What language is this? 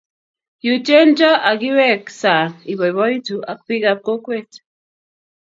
Kalenjin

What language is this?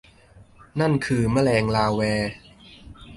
Thai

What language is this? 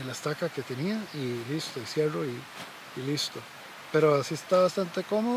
Spanish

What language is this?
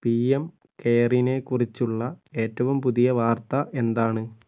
Malayalam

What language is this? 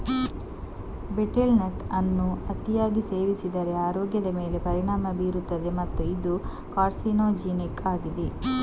Kannada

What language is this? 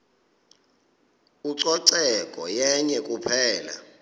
Xhosa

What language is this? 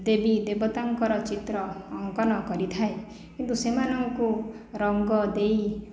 Odia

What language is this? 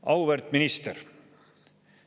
Estonian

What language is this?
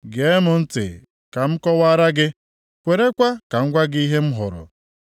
Igbo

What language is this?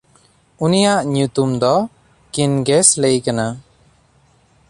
Santali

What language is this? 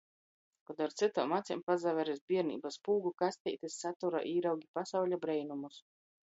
Latgalian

